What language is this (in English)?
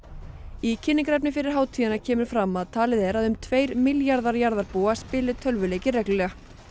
Icelandic